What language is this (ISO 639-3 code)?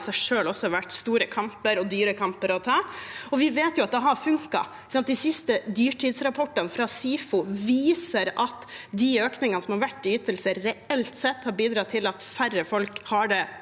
nor